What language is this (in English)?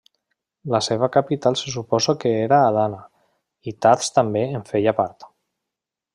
Catalan